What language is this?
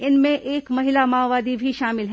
Hindi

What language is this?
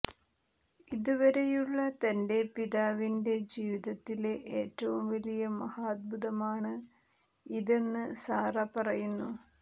Malayalam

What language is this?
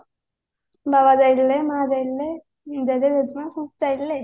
Odia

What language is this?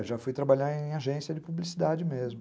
Portuguese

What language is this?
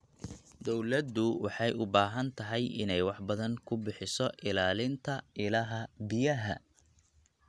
Somali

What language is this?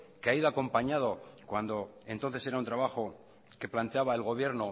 Spanish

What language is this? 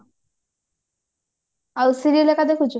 Odia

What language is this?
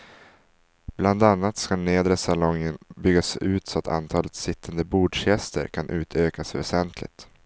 Swedish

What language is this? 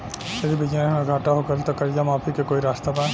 Bhojpuri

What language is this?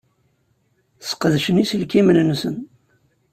Kabyle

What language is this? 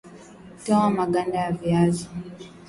Swahili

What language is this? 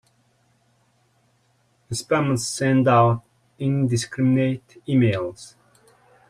English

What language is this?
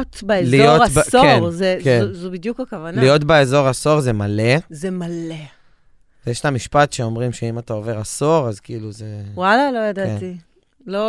Hebrew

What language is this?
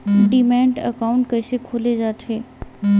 Chhattisgarhi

